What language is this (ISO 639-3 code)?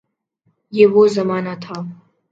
urd